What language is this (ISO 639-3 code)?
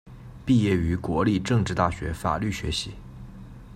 zho